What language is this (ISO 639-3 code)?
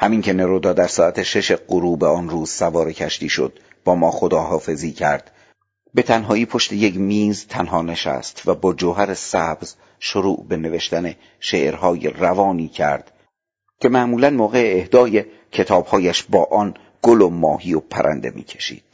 fas